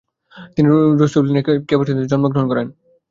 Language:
Bangla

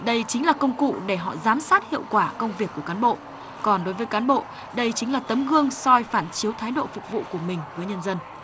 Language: Vietnamese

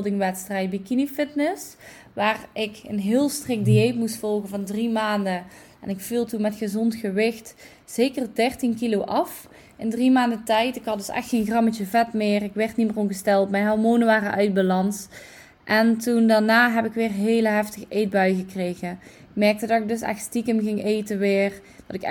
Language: Dutch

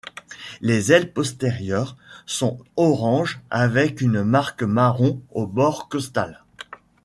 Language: French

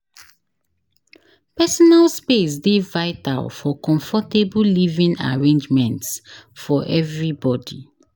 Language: Nigerian Pidgin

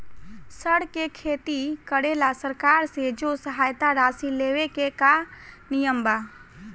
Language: Bhojpuri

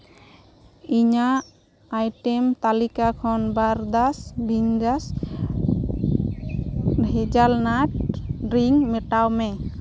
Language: Santali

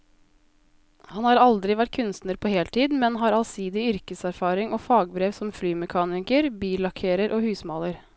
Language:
Norwegian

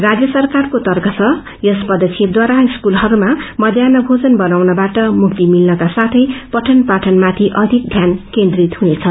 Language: Nepali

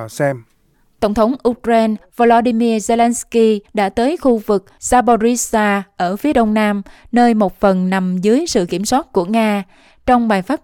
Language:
Vietnamese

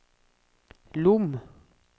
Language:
Norwegian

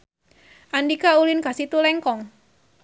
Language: Sundanese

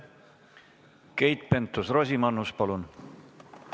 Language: Estonian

